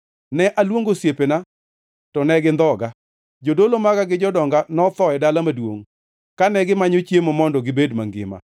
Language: Luo (Kenya and Tanzania)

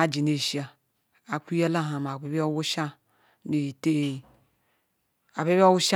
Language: Ikwere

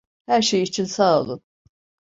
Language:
Turkish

